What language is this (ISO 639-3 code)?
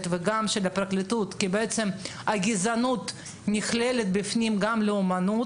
heb